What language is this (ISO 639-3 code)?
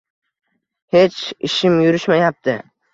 uzb